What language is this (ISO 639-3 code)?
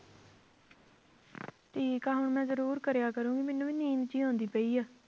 pan